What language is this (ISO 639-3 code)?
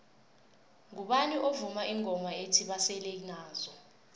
nbl